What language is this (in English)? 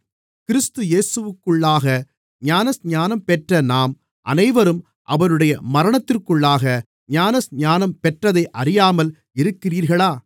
Tamil